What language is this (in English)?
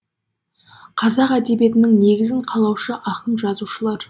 Kazakh